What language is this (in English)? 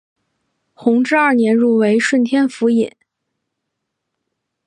Chinese